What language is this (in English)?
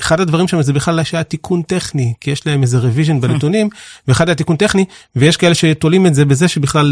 Hebrew